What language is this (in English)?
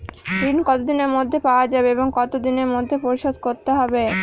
Bangla